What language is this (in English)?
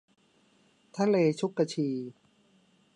Thai